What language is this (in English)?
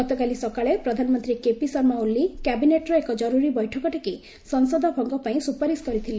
Odia